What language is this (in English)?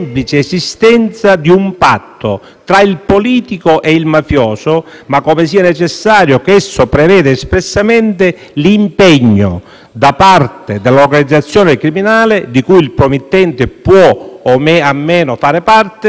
Italian